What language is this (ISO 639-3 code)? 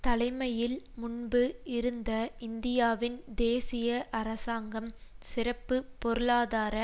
tam